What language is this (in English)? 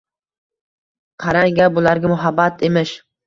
Uzbek